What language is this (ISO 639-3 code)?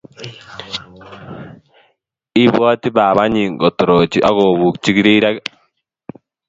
kln